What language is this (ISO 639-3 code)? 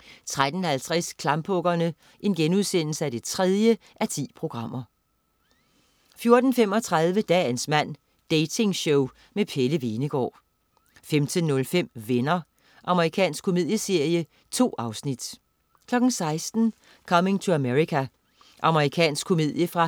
dan